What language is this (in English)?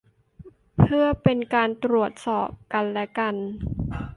Thai